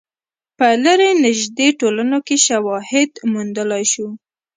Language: Pashto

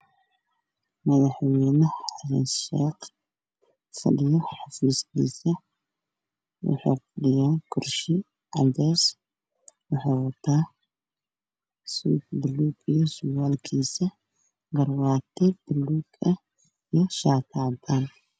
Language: Somali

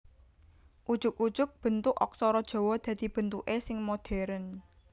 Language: Javanese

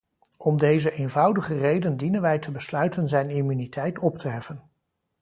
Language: Dutch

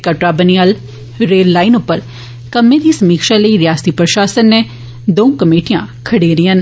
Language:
Dogri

